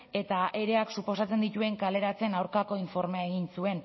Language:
Basque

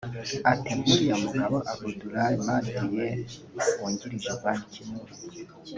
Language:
Kinyarwanda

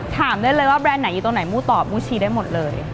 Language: Thai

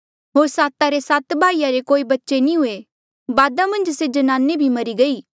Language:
Mandeali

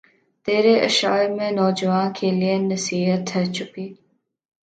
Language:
Urdu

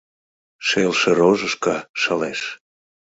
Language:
Mari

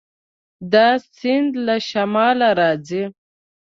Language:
Pashto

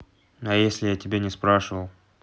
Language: Russian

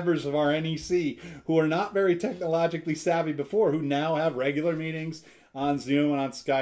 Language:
English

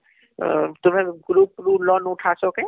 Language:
Odia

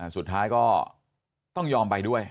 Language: Thai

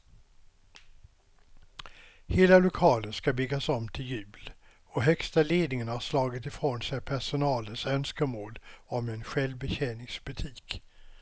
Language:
Swedish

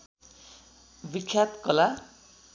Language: Nepali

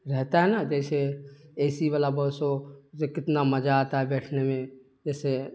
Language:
Urdu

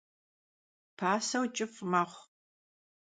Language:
Kabardian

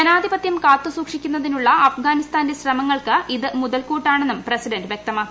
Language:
Malayalam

